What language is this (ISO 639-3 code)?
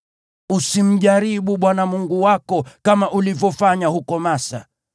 swa